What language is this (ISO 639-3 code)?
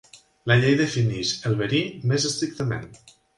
cat